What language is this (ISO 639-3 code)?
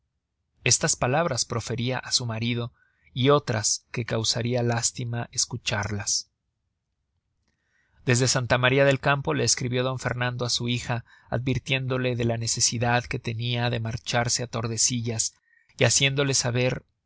spa